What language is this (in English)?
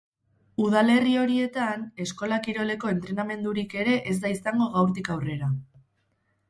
Basque